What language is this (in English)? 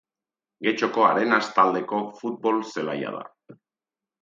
Basque